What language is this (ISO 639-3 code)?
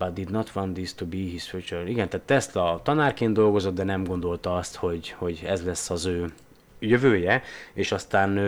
hun